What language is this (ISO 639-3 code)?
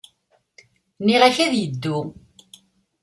kab